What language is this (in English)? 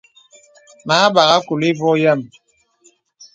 Bebele